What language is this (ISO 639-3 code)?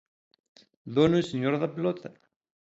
glg